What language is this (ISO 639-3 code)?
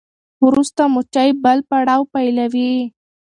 pus